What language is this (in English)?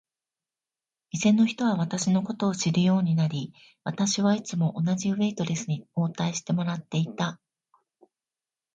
Japanese